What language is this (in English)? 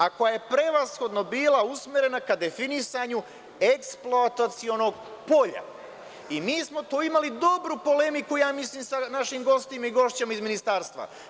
Serbian